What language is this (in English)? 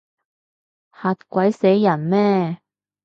Cantonese